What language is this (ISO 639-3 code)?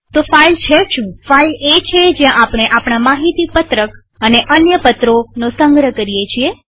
guj